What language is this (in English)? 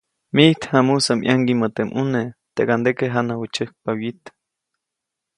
Copainalá Zoque